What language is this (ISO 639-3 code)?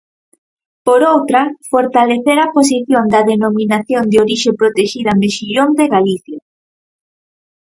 glg